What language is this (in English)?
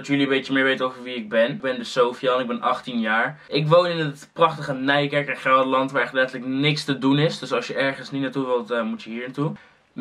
Dutch